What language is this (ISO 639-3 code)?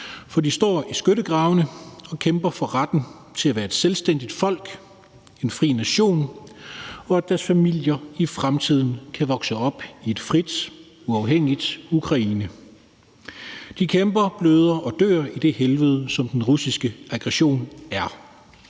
dan